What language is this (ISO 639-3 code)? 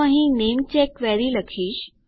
guj